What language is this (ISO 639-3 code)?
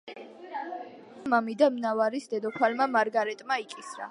kat